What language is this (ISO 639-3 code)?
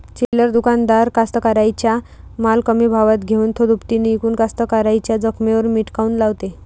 mar